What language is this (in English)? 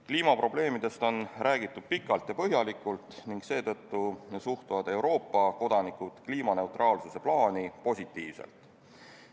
Estonian